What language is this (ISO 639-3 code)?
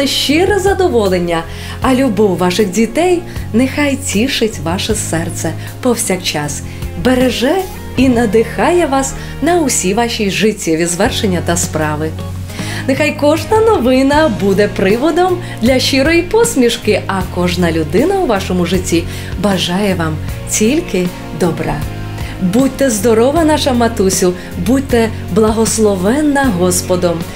ukr